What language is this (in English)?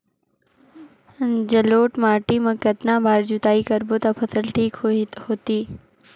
Chhattisgarhi